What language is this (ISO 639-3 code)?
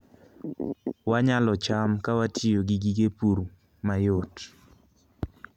luo